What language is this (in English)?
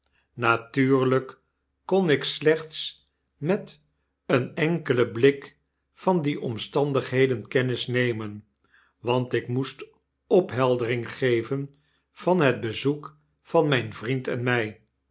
Dutch